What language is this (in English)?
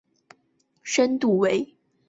Chinese